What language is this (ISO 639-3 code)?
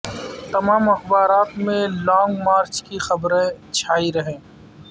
urd